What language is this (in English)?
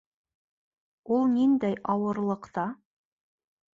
Bashkir